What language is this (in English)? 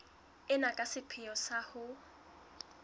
Southern Sotho